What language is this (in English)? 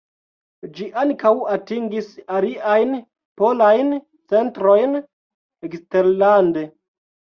Esperanto